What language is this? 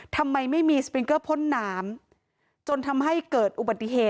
Thai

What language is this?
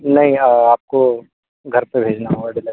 Hindi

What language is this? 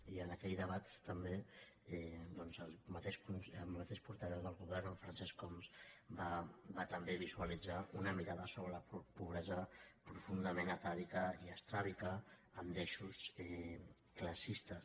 Catalan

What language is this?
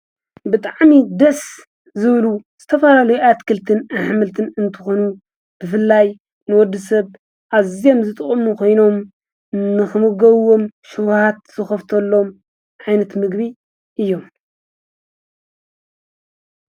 Tigrinya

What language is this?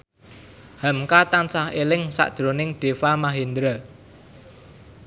Javanese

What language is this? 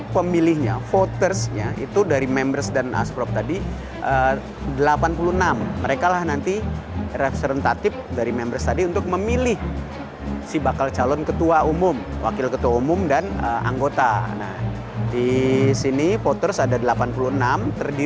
Indonesian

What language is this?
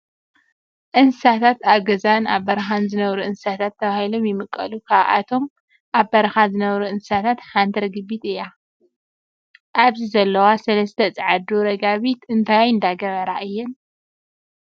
Tigrinya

